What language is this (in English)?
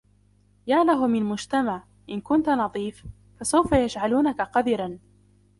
Arabic